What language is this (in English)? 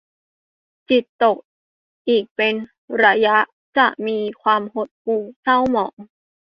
Thai